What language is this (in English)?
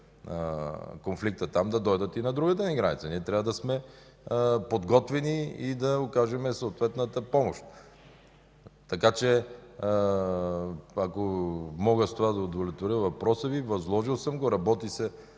Bulgarian